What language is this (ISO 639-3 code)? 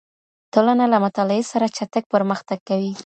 pus